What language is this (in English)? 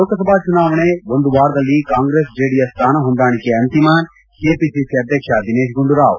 Kannada